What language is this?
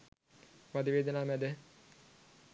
Sinhala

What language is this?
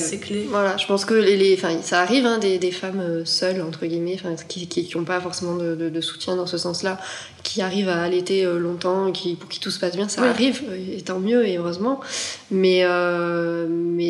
French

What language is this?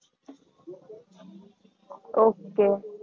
Gujarati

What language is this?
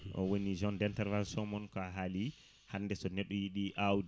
Fula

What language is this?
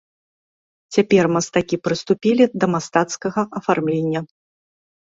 Belarusian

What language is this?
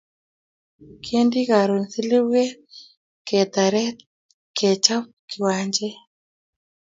Kalenjin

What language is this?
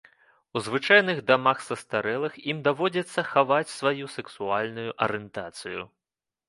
Belarusian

